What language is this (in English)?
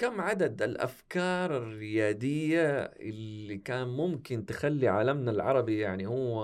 Arabic